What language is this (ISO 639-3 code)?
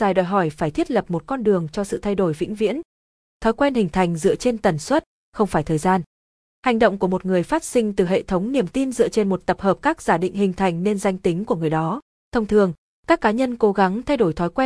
vie